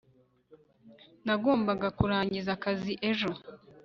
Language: Kinyarwanda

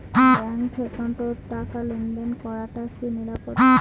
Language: Bangla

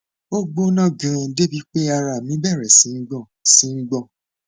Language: Yoruba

